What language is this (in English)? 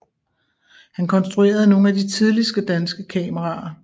Danish